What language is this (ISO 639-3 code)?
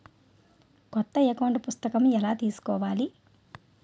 tel